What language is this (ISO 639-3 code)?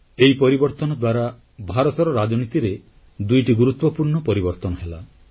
ori